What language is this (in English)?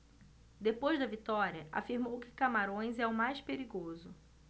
Portuguese